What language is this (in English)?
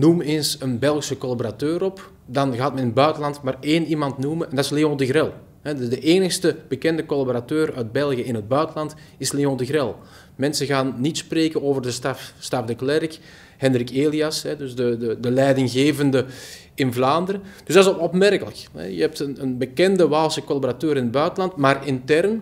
French